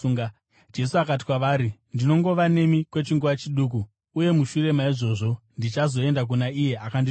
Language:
Shona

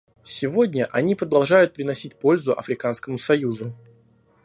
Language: Russian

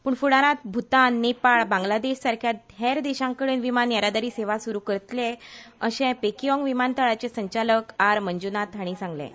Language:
Konkani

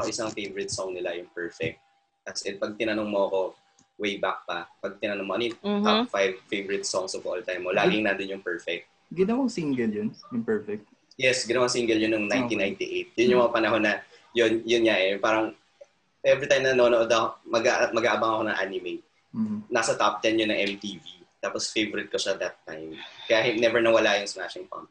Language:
Filipino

